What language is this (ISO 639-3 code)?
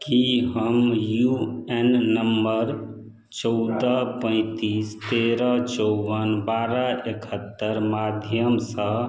mai